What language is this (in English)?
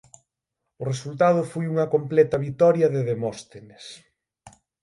Galician